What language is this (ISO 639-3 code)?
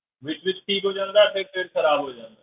pan